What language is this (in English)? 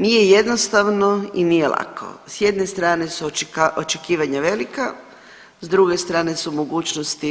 Croatian